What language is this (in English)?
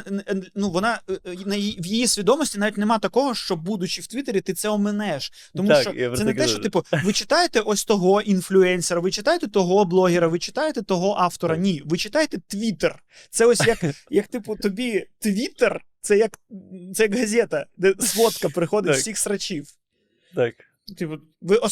Ukrainian